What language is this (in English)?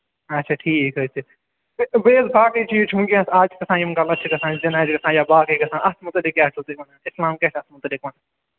Kashmiri